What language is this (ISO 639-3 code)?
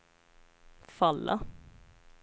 swe